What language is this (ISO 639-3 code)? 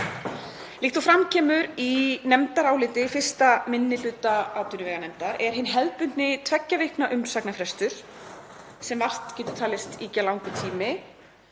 isl